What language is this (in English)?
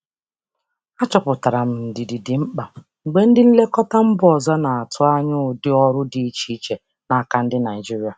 Igbo